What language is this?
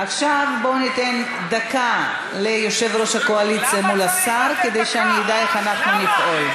Hebrew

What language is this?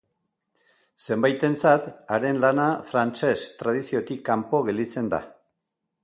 Basque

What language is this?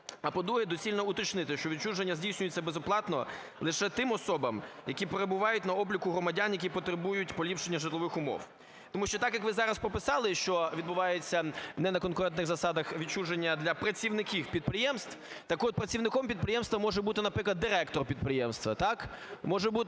Ukrainian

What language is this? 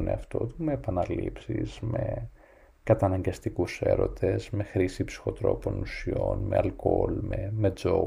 Greek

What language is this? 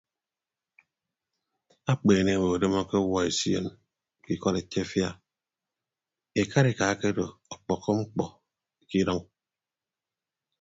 Ibibio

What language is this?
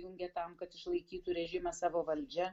Lithuanian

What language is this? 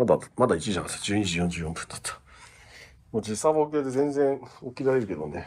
Japanese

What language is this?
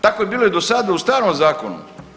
Croatian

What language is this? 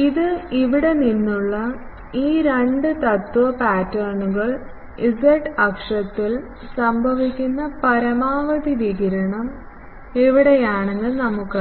Malayalam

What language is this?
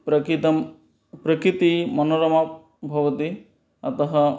Sanskrit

